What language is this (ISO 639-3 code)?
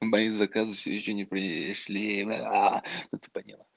rus